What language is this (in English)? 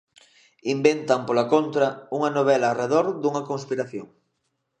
Galician